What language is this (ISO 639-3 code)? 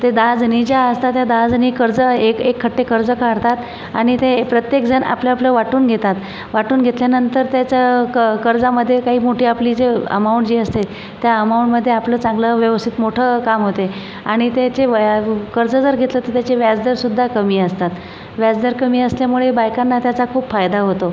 mar